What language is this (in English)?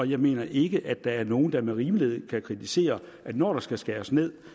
Danish